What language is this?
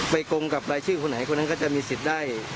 Thai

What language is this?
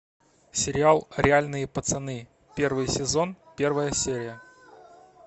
Russian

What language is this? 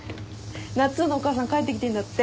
Japanese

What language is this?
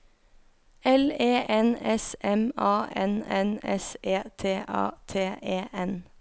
Norwegian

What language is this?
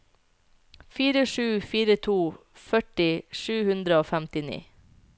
Norwegian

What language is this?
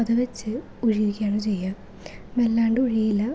Malayalam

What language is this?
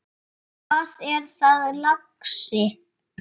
Icelandic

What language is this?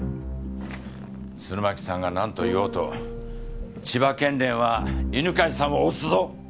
Japanese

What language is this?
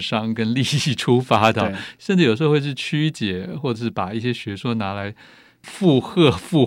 Chinese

